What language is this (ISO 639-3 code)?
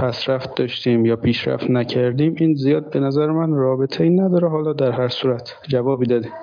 fas